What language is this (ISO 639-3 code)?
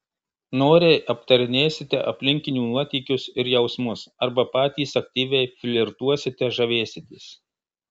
lit